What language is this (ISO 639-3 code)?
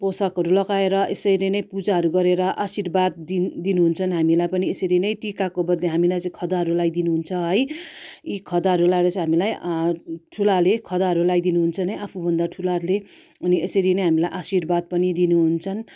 nep